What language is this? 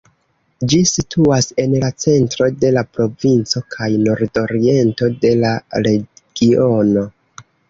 Esperanto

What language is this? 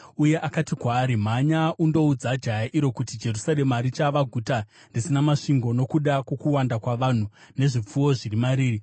Shona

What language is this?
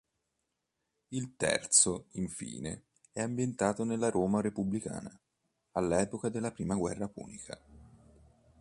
Italian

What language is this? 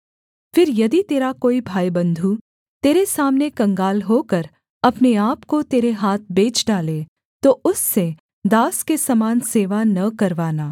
Hindi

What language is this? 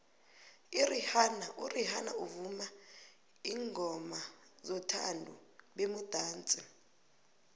South Ndebele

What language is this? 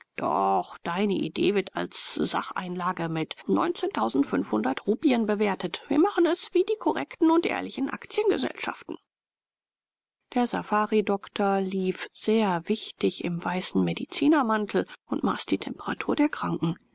German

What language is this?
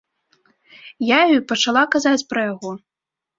Belarusian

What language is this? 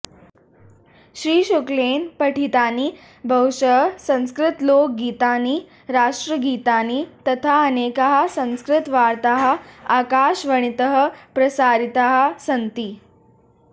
Sanskrit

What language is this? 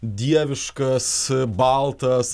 Lithuanian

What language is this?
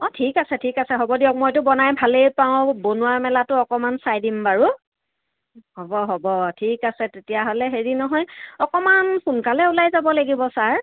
Assamese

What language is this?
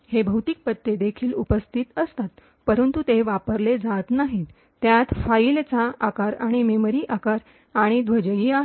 Marathi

